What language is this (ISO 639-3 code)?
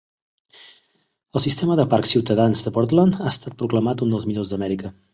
cat